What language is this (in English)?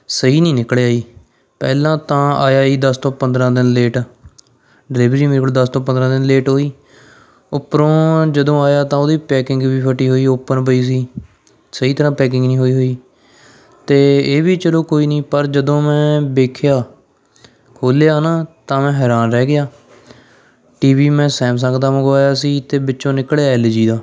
Punjabi